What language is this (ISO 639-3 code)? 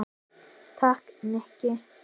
isl